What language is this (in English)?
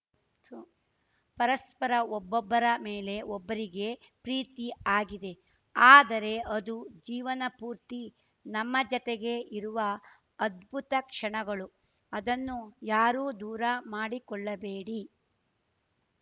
Kannada